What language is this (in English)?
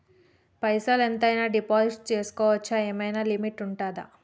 Telugu